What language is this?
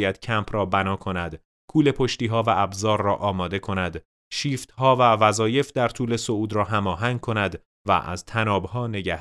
Persian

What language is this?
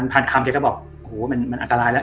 Thai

